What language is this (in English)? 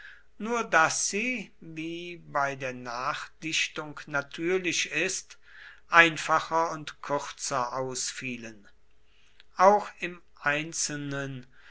German